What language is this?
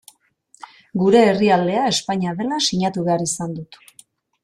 Basque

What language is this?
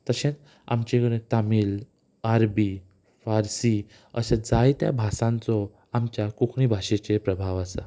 Konkani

